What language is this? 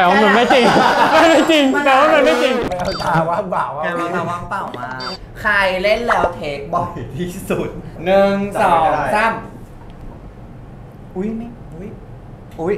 Thai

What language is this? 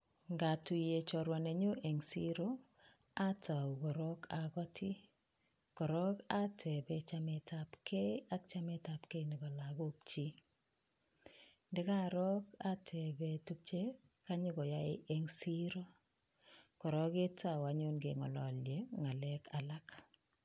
Kalenjin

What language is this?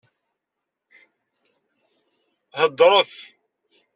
Kabyle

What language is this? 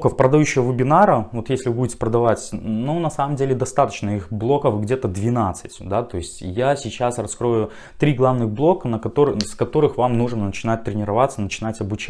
Russian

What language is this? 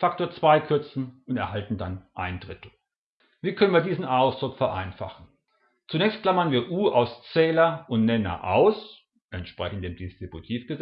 German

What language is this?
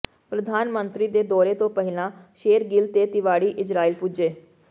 Punjabi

